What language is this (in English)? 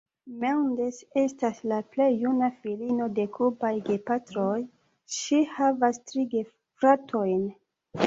Esperanto